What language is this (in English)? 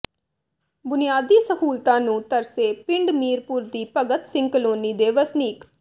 Punjabi